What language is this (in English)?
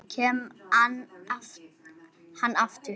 Icelandic